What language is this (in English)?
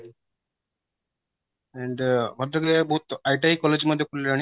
Odia